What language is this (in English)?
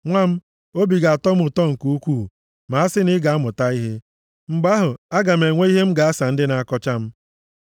Igbo